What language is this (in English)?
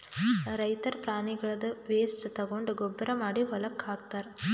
Kannada